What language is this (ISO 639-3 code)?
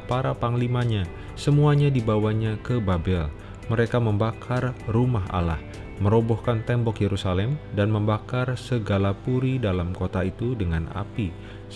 ind